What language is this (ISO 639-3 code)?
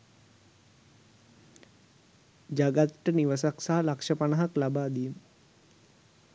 sin